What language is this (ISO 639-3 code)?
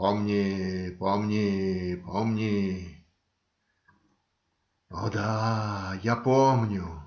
rus